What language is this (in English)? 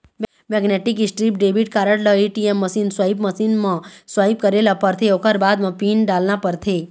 Chhattisgarhi